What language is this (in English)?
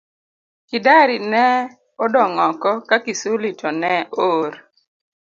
Luo (Kenya and Tanzania)